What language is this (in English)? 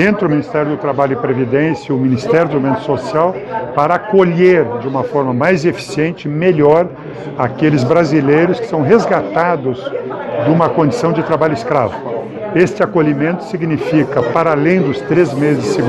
Portuguese